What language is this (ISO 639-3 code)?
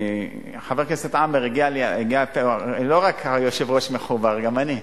heb